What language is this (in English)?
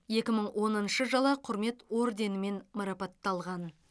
Kazakh